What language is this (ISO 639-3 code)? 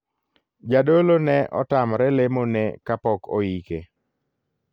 luo